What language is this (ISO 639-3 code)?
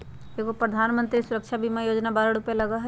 mag